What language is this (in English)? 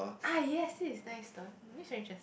English